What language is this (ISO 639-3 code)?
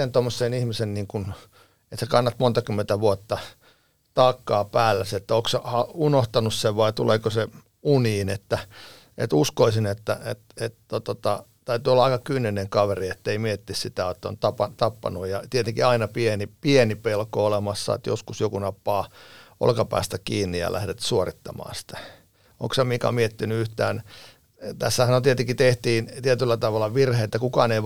fin